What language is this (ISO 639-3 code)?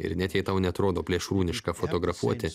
lit